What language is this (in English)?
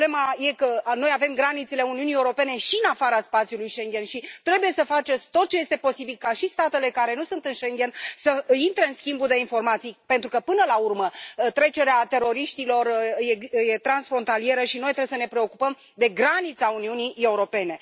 Romanian